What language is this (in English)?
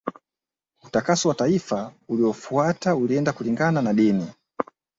Swahili